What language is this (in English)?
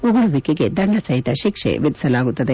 Kannada